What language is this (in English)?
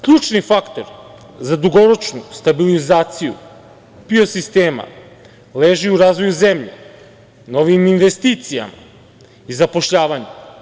Serbian